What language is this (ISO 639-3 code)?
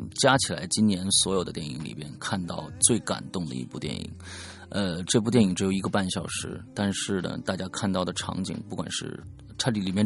zho